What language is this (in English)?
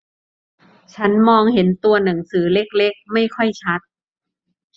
Thai